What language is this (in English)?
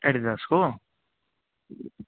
Nepali